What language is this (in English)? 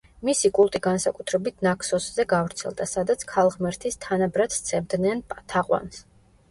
Georgian